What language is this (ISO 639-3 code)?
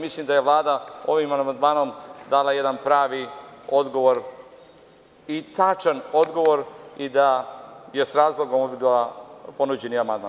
srp